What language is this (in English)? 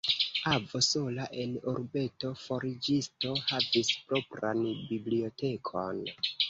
Esperanto